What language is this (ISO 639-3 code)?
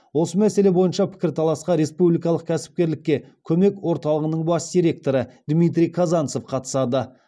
kaz